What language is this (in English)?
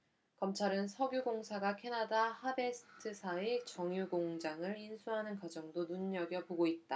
Korean